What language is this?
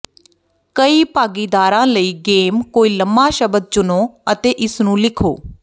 Punjabi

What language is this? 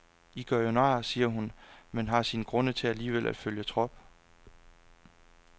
Danish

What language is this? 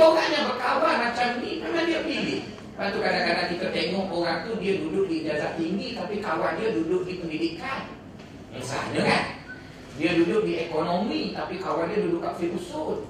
Malay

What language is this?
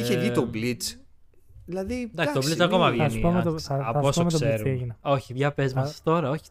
Greek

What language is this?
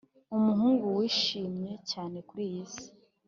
Kinyarwanda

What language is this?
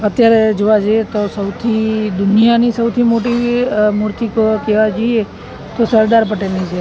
Gujarati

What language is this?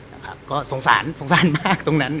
Thai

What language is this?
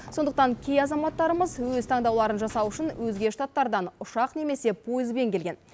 Kazakh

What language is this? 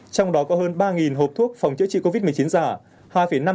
Vietnamese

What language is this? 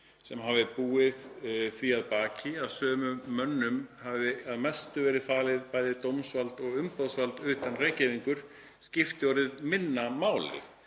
Icelandic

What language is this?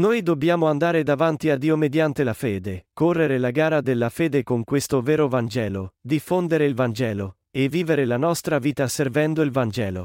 Italian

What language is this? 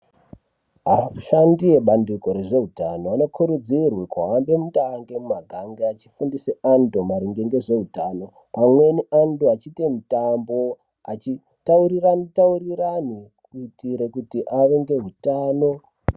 Ndau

